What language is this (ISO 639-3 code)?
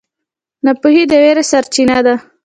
pus